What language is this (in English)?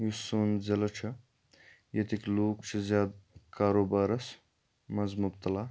Kashmiri